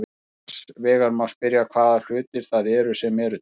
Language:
Icelandic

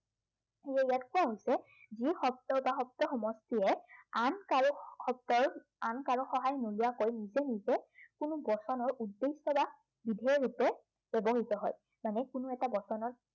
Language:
Assamese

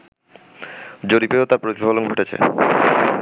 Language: Bangla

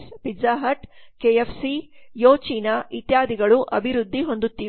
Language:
Kannada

